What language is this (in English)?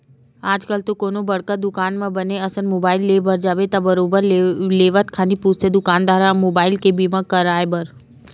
Chhattisgarhi